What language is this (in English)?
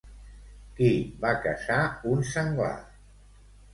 Catalan